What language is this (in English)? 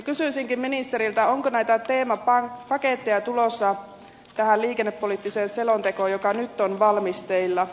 Finnish